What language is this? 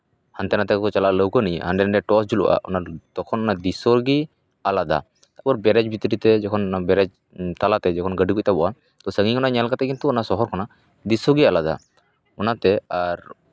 Santali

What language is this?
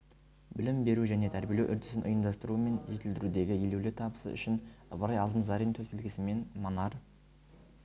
Kazakh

